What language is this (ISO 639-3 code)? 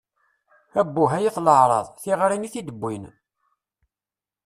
kab